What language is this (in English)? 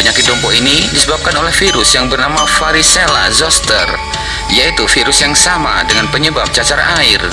Indonesian